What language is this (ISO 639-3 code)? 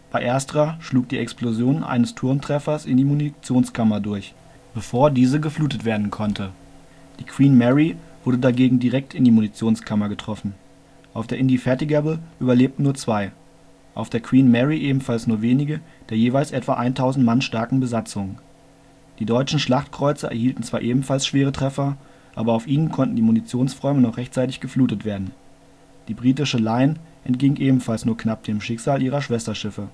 deu